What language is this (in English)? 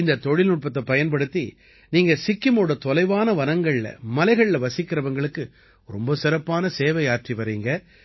Tamil